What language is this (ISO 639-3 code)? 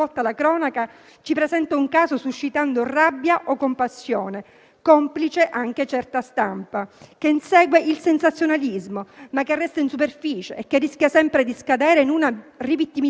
ita